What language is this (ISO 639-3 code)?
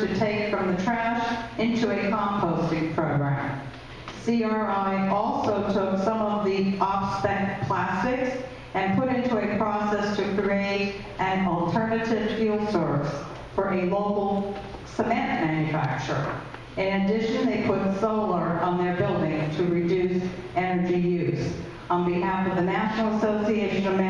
eng